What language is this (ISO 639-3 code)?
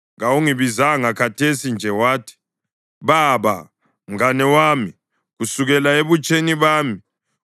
nde